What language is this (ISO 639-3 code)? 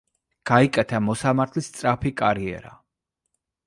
kat